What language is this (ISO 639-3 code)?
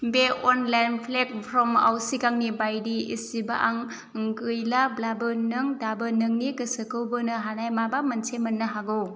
brx